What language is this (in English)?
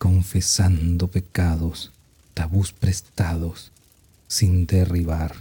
Spanish